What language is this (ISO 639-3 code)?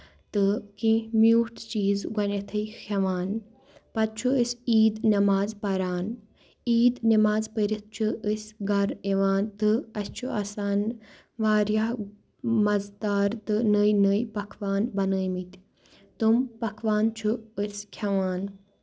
kas